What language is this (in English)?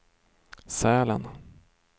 Swedish